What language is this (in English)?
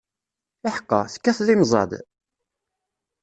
Kabyle